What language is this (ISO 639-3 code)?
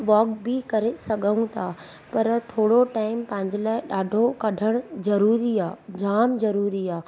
snd